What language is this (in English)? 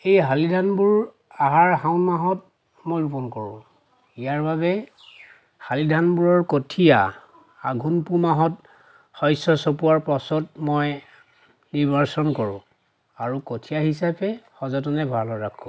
Assamese